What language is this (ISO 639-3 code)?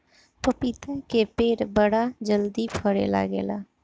bho